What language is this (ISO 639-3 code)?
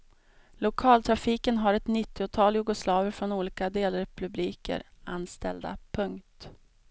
swe